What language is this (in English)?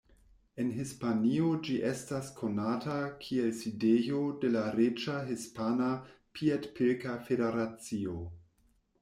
Esperanto